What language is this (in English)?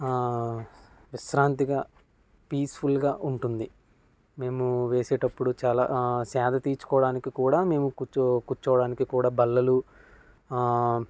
Telugu